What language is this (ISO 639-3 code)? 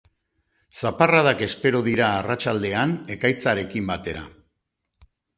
eus